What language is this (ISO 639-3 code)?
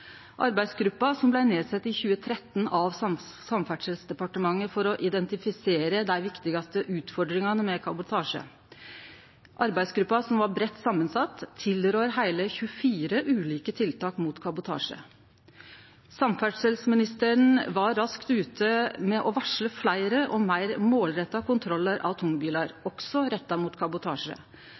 nno